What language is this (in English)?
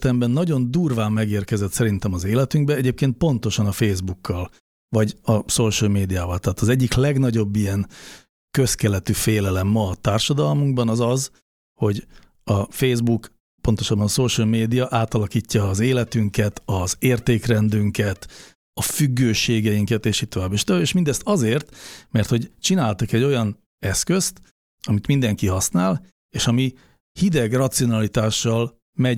Hungarian